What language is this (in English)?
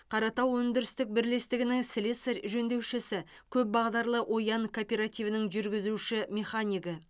Kazakh